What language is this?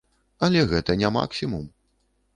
Belarusian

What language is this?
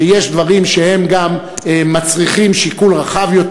Hebrew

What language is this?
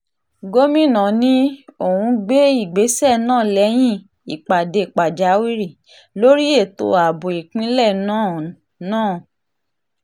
Yoruba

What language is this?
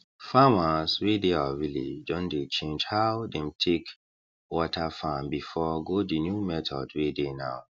Nigerian Pidgin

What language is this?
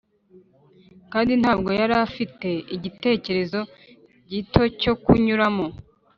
Kinyarwanda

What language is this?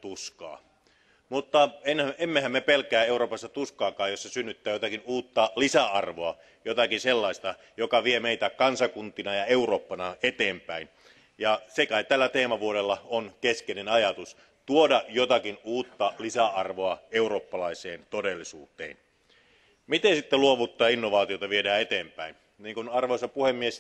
Finnish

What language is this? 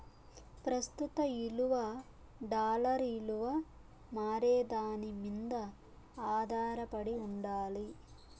Telugu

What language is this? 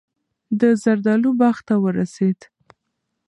Pashto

